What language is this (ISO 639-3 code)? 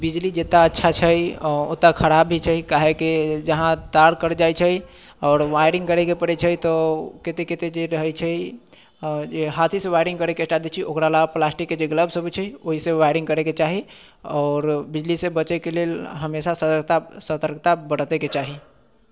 mai